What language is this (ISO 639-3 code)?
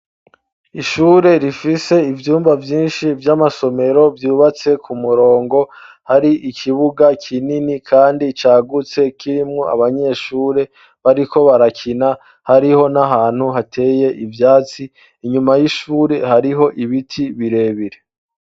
run